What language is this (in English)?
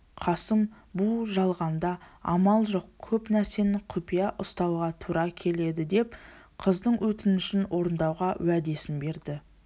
Kazakh